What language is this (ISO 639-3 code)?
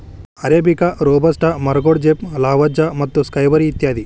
kan